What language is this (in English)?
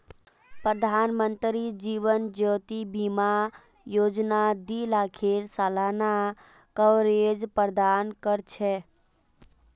Magahi